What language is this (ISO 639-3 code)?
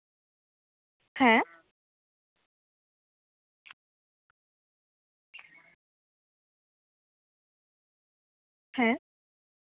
sat